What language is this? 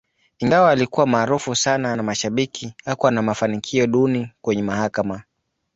Swahili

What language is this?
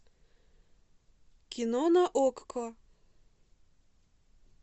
Russian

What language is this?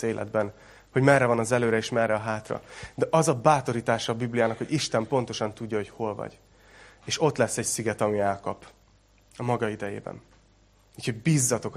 Hungarian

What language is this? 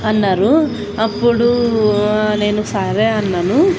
Telugu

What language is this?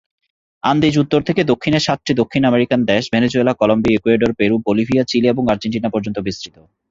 Bangla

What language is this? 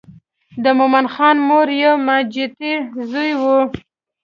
Pashto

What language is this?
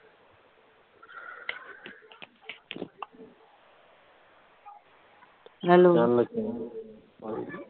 Punjabi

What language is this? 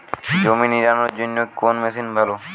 Bangla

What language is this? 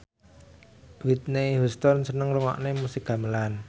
Javanese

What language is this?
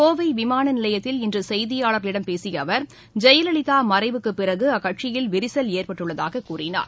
Tamil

